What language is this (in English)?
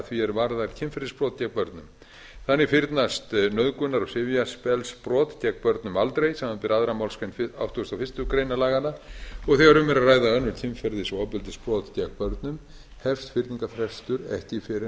Icelandic